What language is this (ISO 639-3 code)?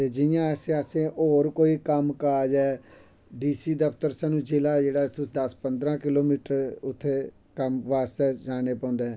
doi